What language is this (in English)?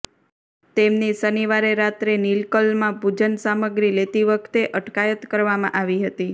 Gujarati